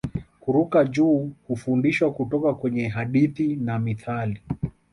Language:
Swahili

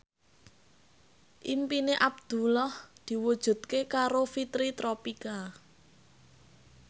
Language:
Javanese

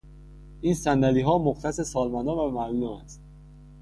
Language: Persian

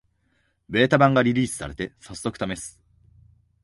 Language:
Japanese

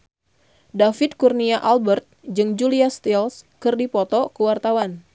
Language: Sundanese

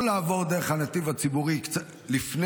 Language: Hebrew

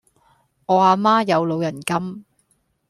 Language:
Cantonese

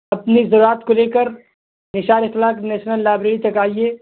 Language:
Urdu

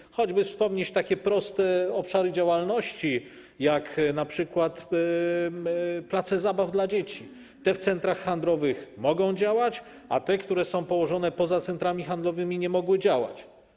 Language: Polish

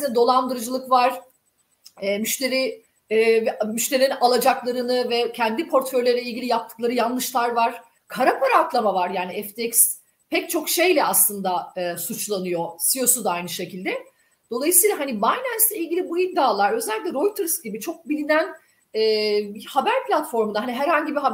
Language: Turkish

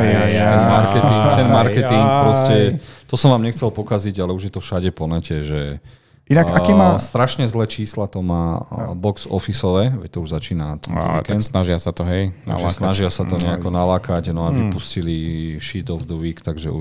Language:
Slovak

